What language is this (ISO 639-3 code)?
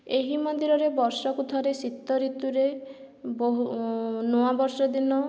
ori